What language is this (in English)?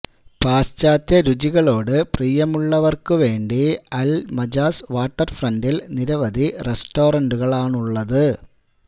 Malayalam